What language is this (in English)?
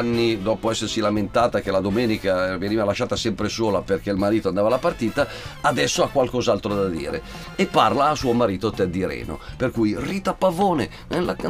Italian